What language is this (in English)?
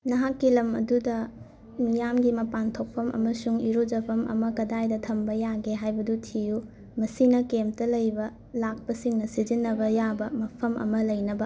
Manipuri